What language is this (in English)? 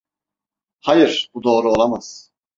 Turkish